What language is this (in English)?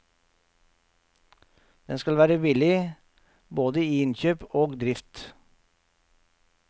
Norwegian